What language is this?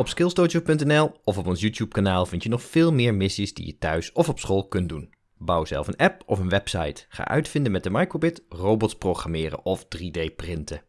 Dutch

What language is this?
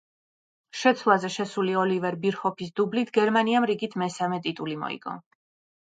Georgian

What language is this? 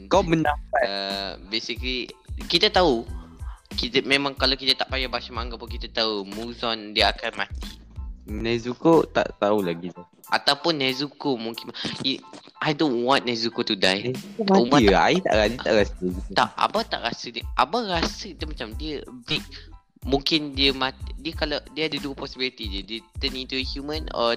Malay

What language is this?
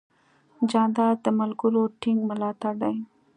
Pashto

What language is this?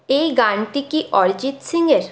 Bangla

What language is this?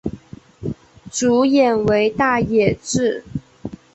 Chinese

